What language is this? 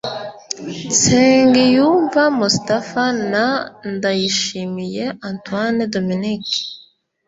Kinyarwanda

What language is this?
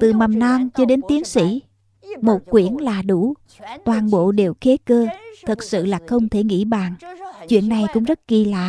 Vietnamese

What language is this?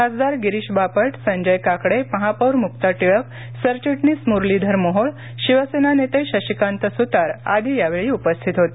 Marathi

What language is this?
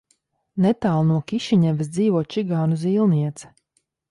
Latvian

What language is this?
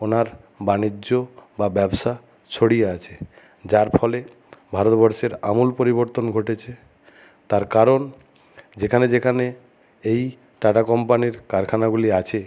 Bangla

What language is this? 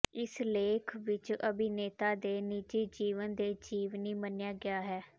Punjabi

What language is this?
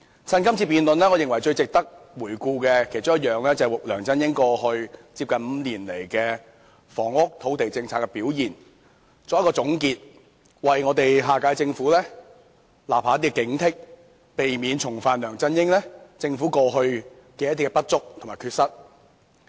Cantonese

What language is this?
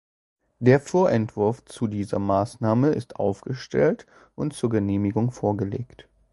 German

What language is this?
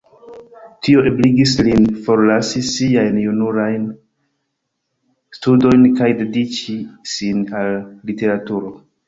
Esperanto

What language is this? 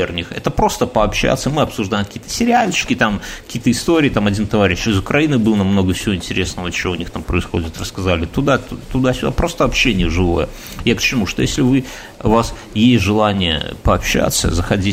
Russian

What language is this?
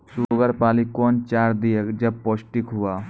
Maithili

